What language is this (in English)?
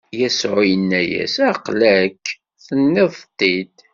Kabyle